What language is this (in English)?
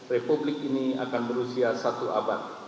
Indonesian